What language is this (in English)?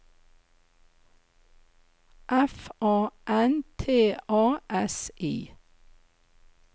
Norwegian